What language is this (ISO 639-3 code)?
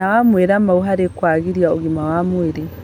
kik